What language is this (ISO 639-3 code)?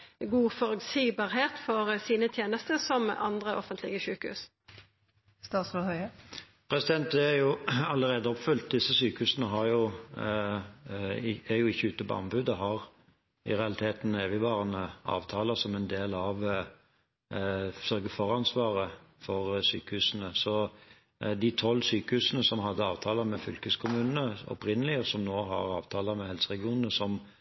nor